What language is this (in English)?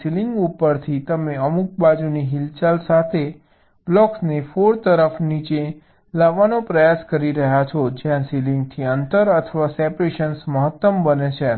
Gujarati